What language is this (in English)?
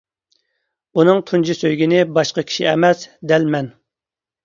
Uyghur